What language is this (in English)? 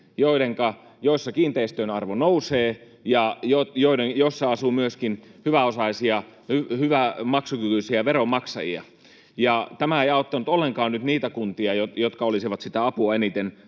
Finnish